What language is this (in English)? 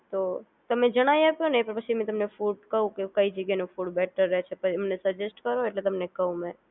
Gujarati